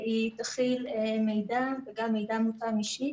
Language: Hebrew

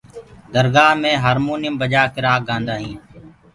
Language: Gurgula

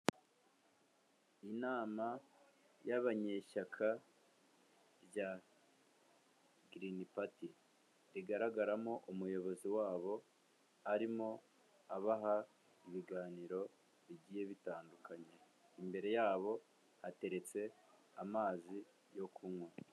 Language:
Kinyarwanda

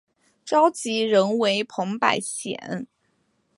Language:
Chinese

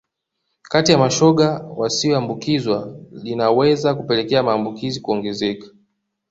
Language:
Swahili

